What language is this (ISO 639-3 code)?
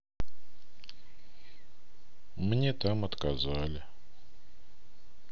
rus